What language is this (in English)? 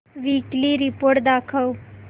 Marathi